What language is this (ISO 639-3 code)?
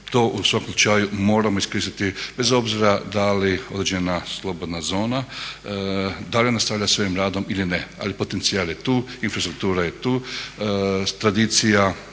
hrv